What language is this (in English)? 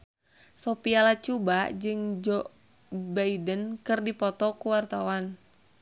Sundanese